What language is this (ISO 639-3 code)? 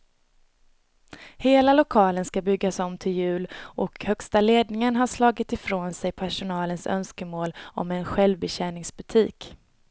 swe